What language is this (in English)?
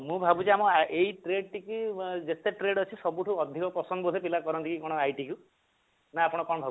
Odia